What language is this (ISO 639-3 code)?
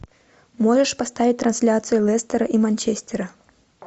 rus